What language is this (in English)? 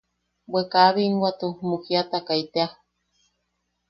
Yaqui